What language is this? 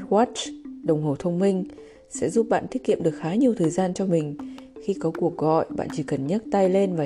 Vietnamese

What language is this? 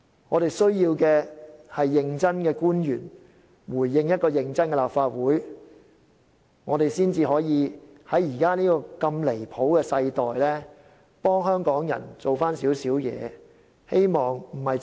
Cantonese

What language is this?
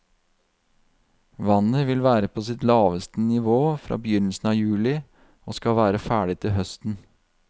Norwegian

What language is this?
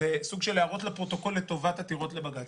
Hebrew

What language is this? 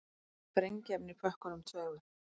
Icelandic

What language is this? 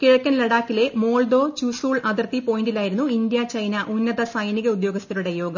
Malayalam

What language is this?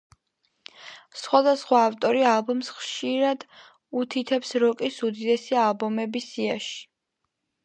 Georgian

